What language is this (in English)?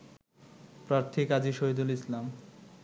Bangla